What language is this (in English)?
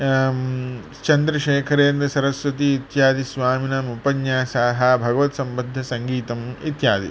Sanskrit